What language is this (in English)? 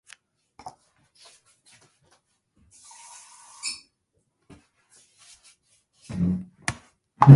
English